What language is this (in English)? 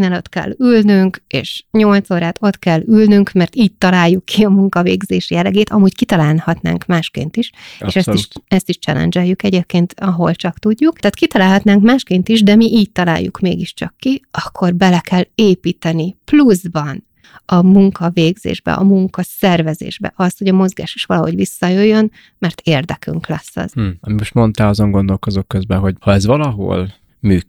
Hungarian